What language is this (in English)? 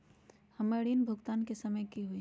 Magahi